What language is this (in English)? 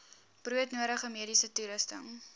Afrikaans